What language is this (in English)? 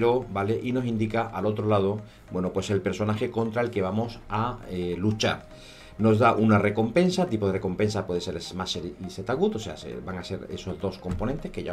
Spanish